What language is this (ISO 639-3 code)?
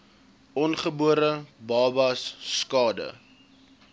afr